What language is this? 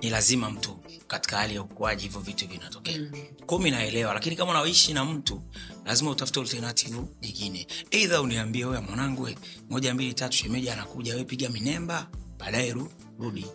Swahili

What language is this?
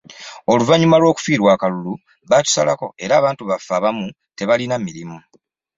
Ganda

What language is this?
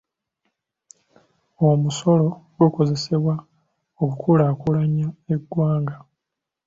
Ganda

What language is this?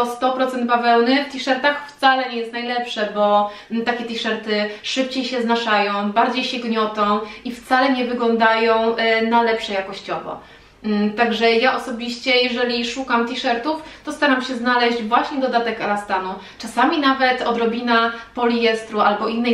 Polish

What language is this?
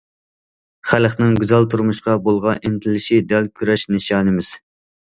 Uyghur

